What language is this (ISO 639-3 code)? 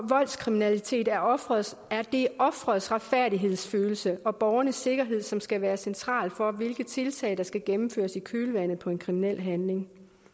dan